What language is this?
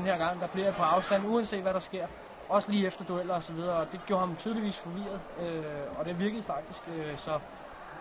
Danish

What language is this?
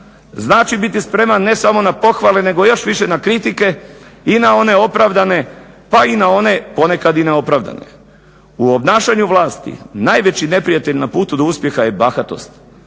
Croatian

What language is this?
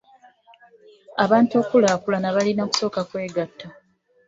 Ganda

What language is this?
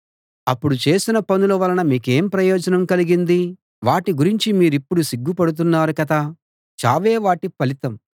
Telugu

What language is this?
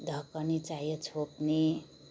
Nepali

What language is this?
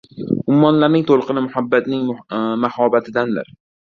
Uzbek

